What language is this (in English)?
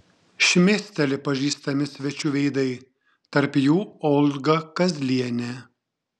Lithuanian